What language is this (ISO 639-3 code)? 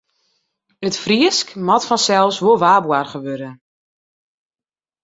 fry